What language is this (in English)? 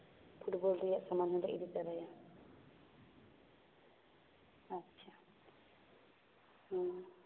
Santali